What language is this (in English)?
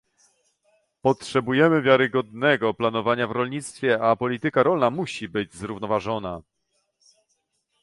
Polish